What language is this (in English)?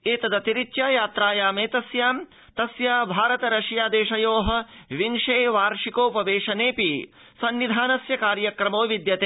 Sanskrit